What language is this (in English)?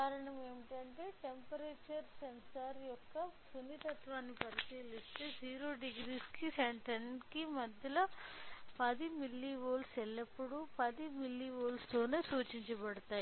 Telugu